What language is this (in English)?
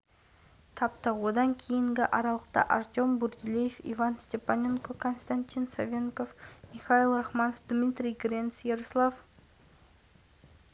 Kazakh